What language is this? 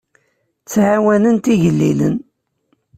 Kabyle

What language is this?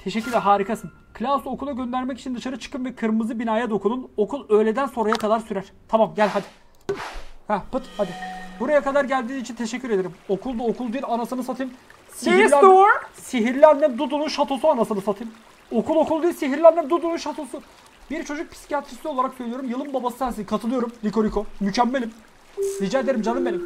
Turkish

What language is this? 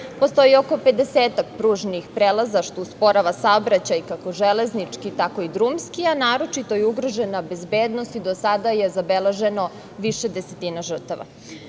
Serbian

